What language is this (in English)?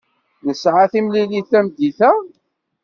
Kabyle